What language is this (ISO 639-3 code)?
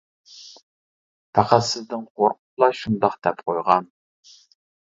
uig